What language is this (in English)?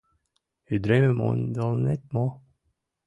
Mari